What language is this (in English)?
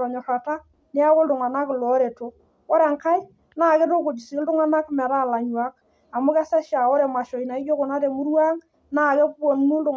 Masai